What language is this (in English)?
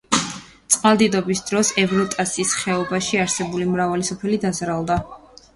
Georgian